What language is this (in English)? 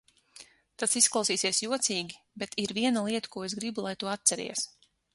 Latvian